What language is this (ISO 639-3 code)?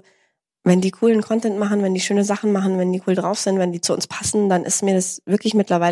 deu